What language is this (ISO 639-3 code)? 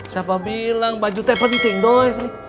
ind